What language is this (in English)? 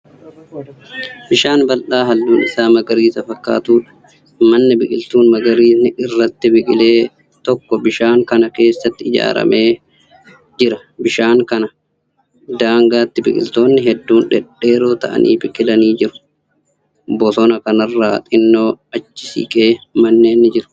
Oromo